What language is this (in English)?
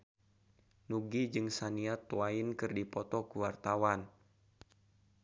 Sundanese